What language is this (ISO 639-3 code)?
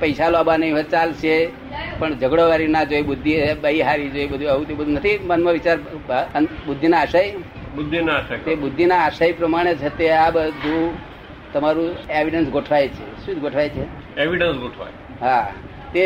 guj